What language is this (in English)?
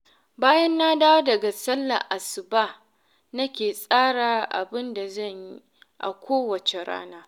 Hausa